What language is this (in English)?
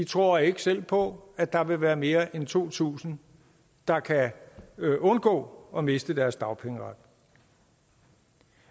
Danish